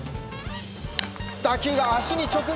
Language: Japanese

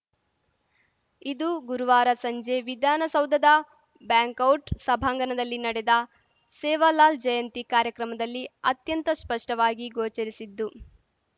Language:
Kannada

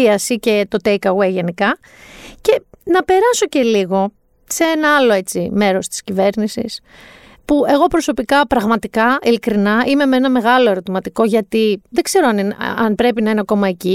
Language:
Greek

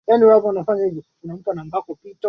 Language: Swahili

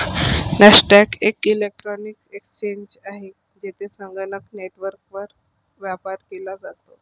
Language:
Marathi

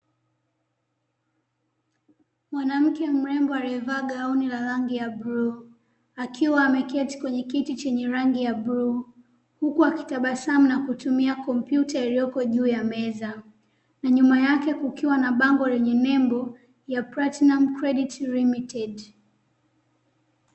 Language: Swahili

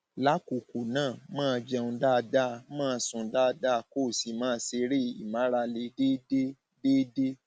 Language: Yoruba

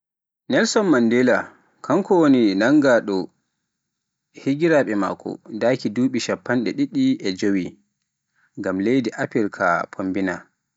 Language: Pular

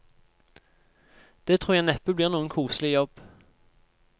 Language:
Norwegian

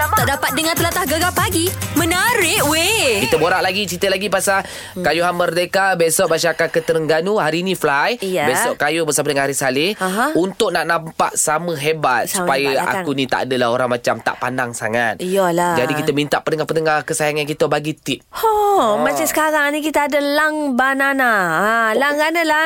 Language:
Malay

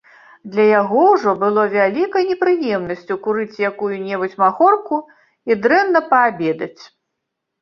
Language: Belarusian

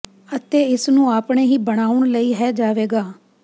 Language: Punjabi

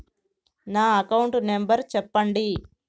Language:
Telugu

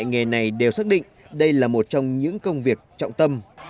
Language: Vietnamese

